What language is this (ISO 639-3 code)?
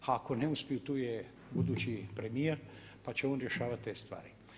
hrv